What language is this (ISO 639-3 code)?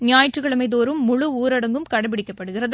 tam